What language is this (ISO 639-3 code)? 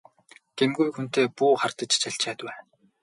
mon